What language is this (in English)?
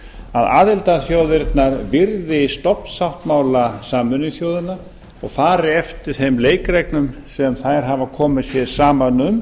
Icelandic